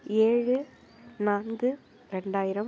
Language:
Tamil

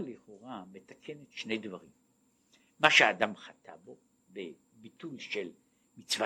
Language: Hebrew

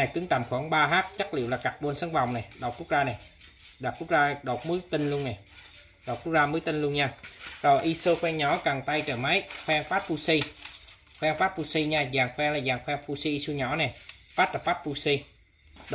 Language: Vietnamese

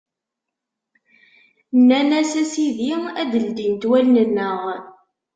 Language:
Kabyle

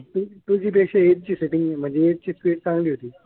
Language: Marathi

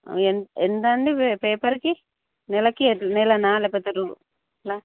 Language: Telugu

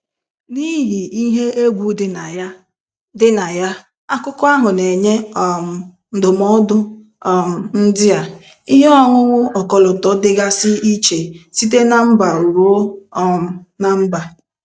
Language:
Igbo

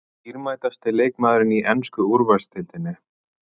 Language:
Icelandic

